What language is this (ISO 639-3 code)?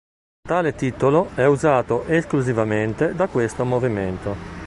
ita